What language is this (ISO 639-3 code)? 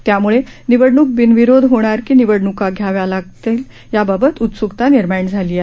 mar